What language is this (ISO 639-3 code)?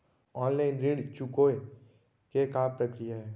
hne